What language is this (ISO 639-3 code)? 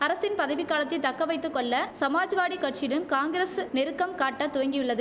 tam